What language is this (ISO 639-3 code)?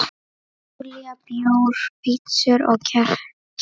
isl